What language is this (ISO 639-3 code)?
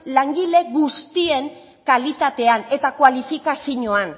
eus